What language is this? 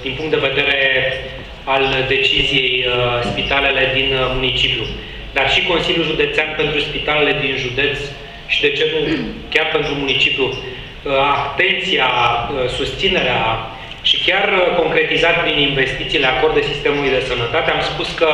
Romanian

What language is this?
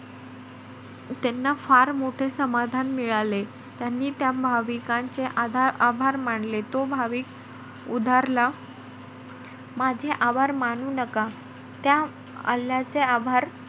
Marathi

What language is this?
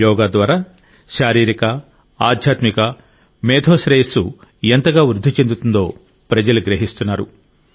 Telugu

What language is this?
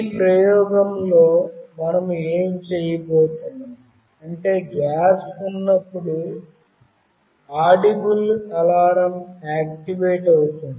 Telugu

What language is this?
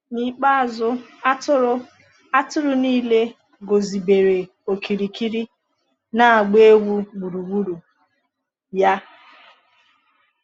Igbo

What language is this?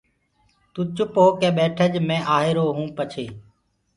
Gurgula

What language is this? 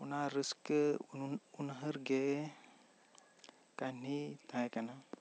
Santali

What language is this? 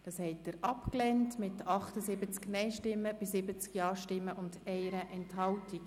Swiss German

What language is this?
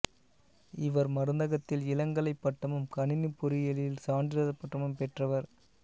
Tamil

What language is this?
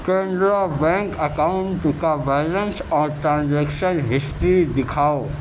Urdu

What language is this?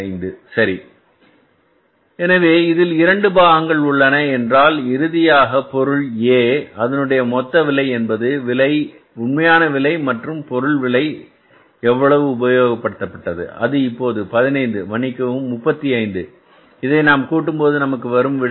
Tamil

